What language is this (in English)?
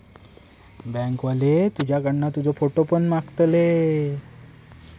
Marathi